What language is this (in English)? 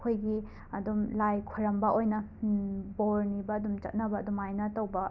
Manipuri